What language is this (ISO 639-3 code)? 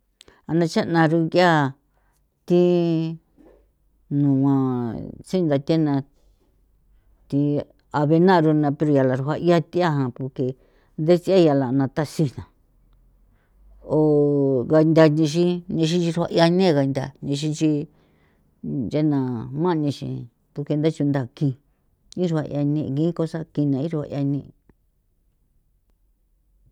pow